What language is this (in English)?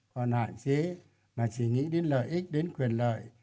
Vietnamese